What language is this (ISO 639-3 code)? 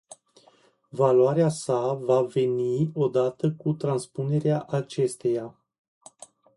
ron